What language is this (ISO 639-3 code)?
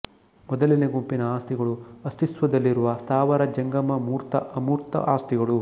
kan